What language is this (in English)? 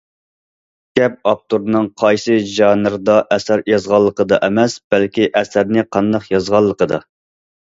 Uyghur